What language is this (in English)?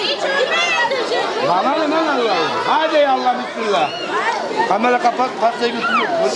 Turkish